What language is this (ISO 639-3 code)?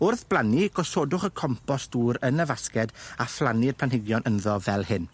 cym